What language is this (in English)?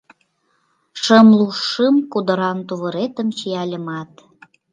Mari